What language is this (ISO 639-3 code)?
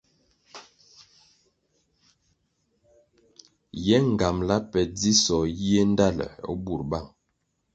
nmg